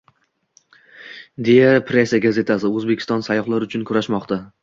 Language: Uzbek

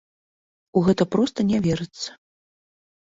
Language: Belarusian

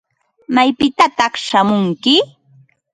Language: Ambo-Pasco Quechua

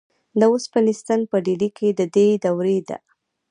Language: Pashto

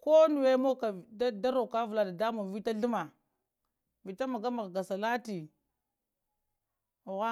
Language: Lamang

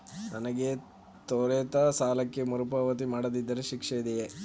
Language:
Kannada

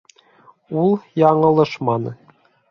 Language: Bashkir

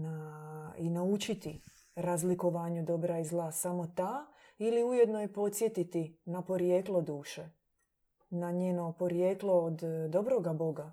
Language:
Croatian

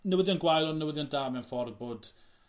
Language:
Welsh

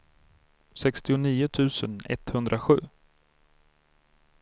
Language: Swedish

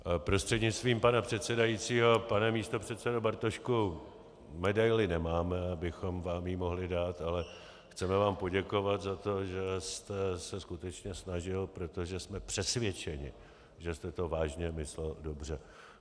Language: Czech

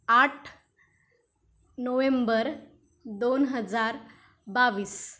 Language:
Marathi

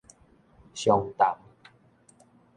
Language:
Min Nan Chinese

